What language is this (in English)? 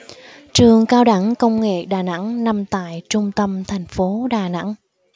Vietnamese